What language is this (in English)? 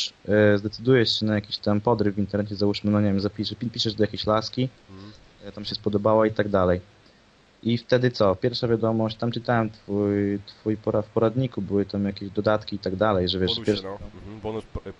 Polish